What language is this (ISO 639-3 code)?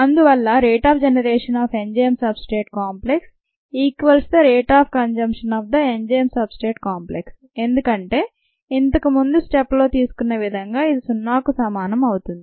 tel